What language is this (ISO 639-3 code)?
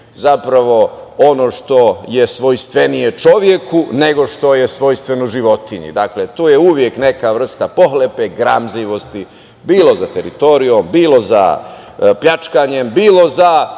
srp